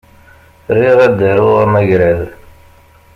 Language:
Kabyle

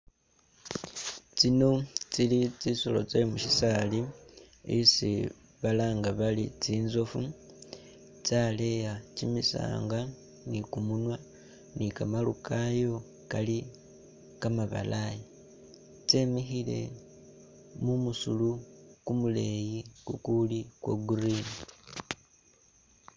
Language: Masaaba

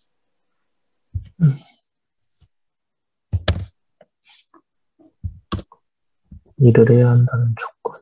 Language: Korean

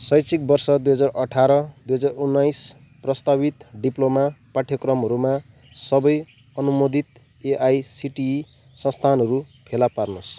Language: Nepali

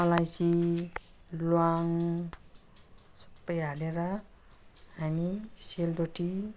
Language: Nepali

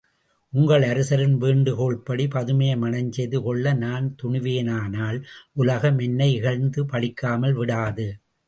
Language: Tamil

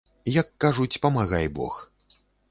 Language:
Belarusian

